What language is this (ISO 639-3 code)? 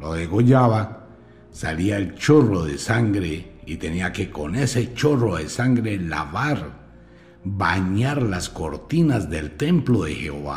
spa